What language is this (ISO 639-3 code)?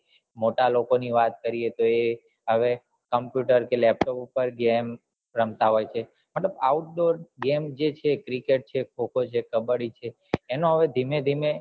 guj